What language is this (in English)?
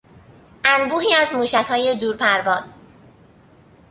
Persian